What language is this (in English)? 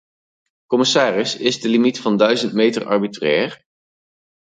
Dutch